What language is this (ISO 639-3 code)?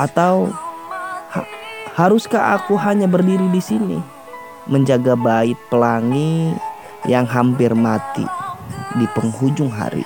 ind